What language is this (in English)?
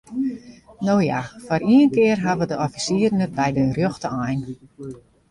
Western Frisian